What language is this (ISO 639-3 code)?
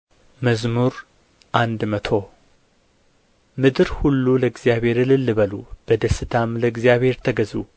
amh